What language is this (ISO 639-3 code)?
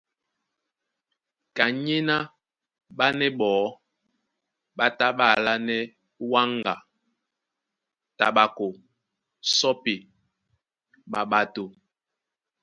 dua